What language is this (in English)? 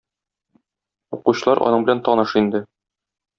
Tatar